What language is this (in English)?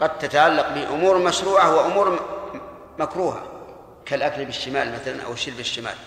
Arabic